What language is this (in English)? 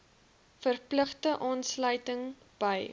Afrikaans